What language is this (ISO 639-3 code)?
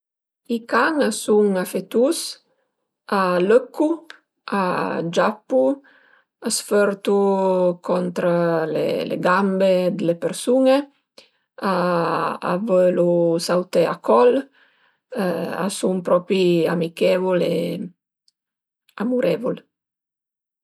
pms